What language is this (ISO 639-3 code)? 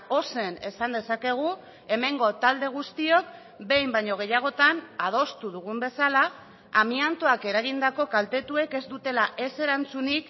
eus